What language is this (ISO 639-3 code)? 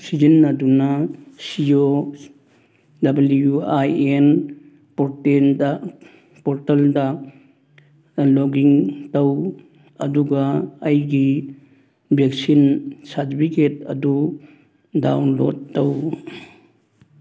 mni